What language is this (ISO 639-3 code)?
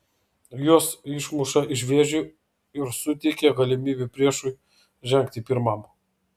lit